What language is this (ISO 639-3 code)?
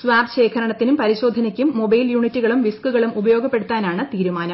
mal